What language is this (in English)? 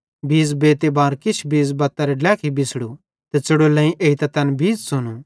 Bhadrawahi